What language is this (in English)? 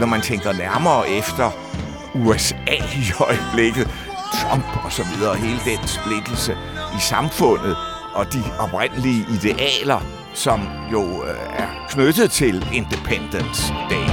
Danish